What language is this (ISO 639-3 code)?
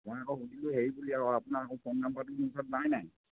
asm